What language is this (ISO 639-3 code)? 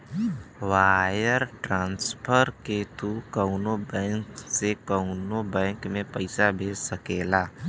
bho